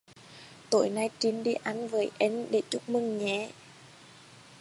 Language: Vietnamese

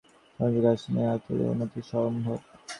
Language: Bangla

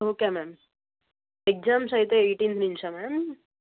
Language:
Telugu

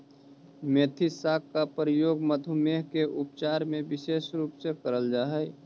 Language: Magahi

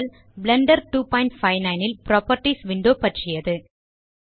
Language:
Tamil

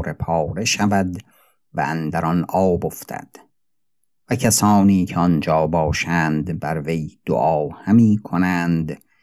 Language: Persian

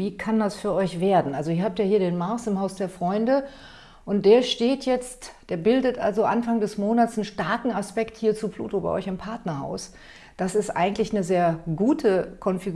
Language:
German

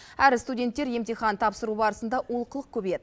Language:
Kazakh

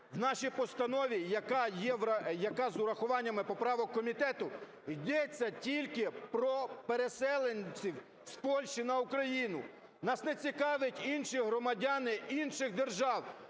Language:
Ukrainian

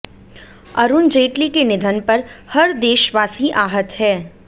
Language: Hindi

